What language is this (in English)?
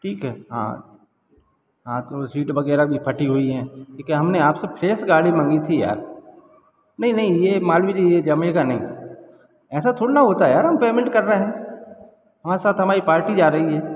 Hindi